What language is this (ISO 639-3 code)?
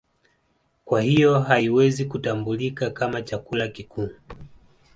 swa